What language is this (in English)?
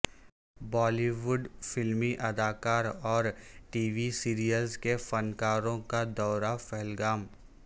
Urdu